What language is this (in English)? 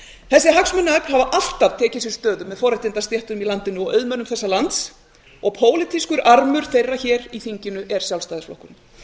Icelandic